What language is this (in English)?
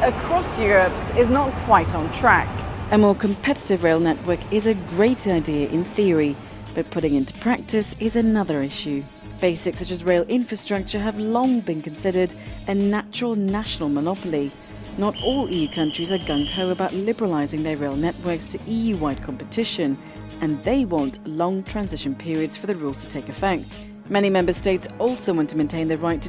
English